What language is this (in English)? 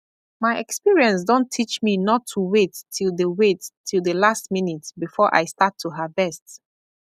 Nigerian Pidgin